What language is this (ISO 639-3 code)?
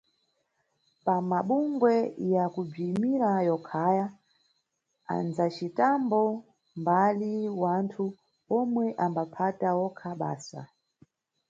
nyu